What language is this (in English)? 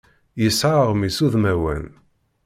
Kabyle